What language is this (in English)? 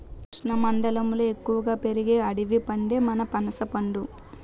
Telugu